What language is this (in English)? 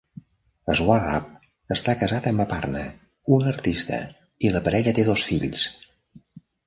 Catalan